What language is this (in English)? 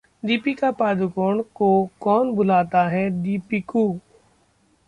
Hindi